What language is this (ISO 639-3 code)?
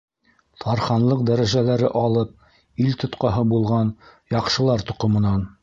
bak